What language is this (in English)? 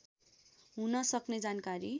Nepali